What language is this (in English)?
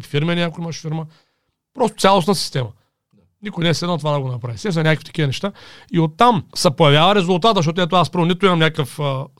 Bulgarian